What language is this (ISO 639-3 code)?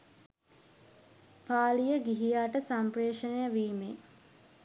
sin